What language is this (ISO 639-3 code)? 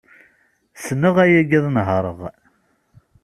kab